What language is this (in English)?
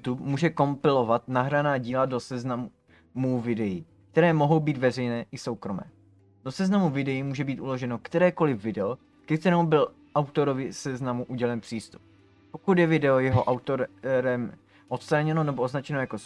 Czech